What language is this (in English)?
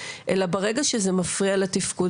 Hebrew